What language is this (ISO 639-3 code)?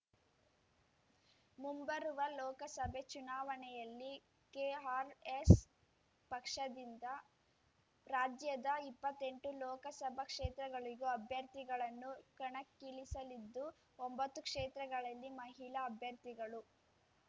kan